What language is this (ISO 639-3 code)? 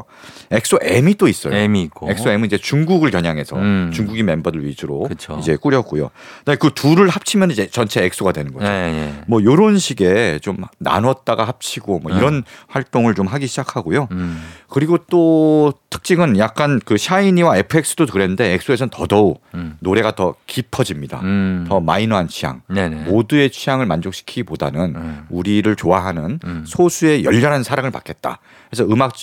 kor